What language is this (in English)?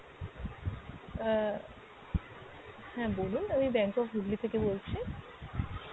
Bangla